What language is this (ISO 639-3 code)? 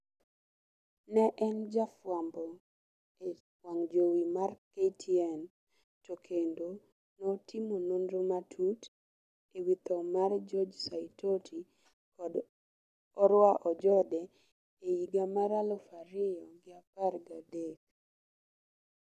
luo